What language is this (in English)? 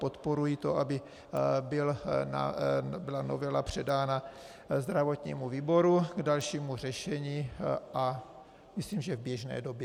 Czech